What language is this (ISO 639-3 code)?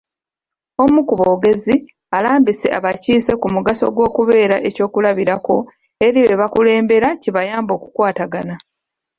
lug